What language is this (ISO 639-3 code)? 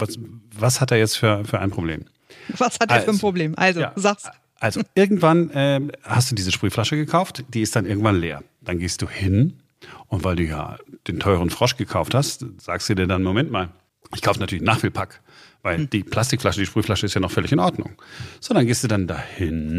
deu